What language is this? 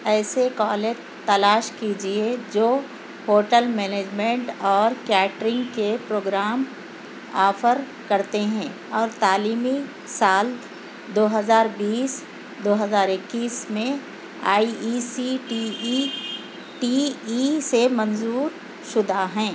Urdu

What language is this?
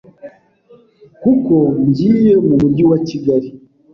Kinyarwanda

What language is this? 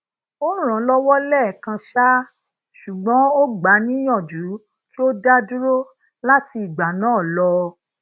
Yoruba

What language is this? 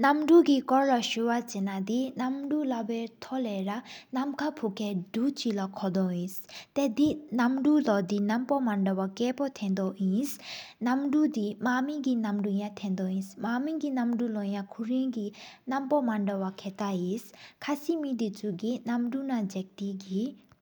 Sikkimese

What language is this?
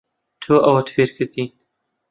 Central Kurdish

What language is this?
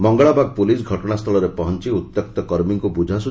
Odia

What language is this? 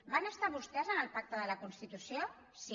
Catalan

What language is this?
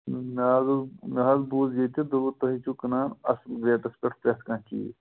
Kashmiri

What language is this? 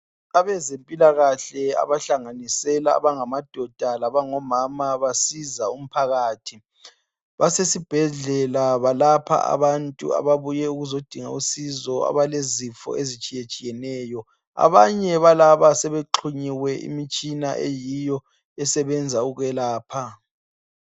North Ndebele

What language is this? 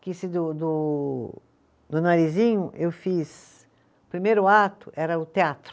Portuguese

